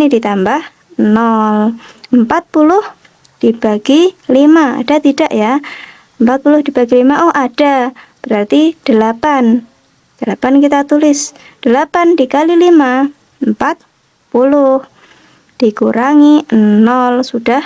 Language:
Indonesian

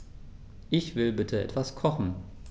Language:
German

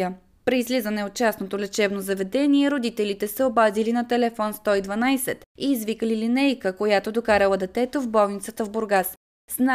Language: Bulgarian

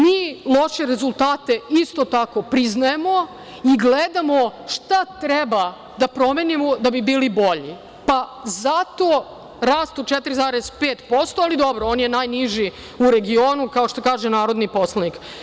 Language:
Serbian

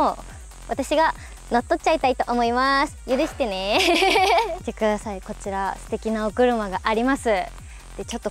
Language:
Japanese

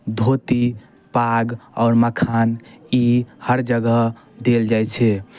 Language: Maithili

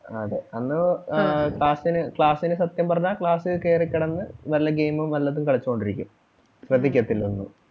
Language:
Malayalam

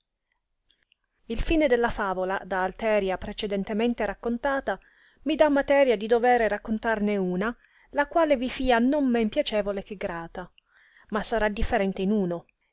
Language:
Italian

